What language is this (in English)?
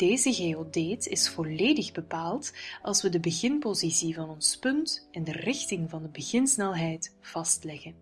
Dutch